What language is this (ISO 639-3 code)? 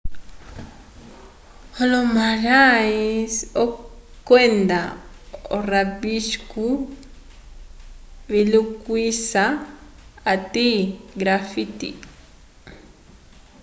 umb